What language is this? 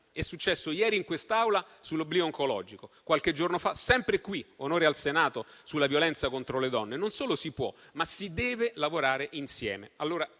Italian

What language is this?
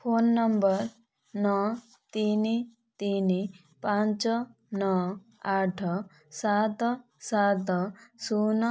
Odia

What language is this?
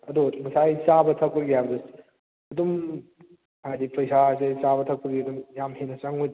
Manipuri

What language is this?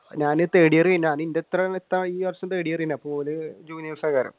Malayalam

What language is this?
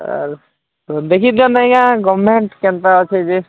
Odia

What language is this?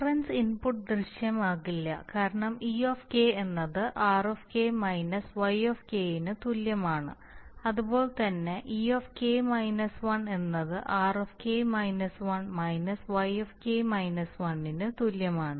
Malayalam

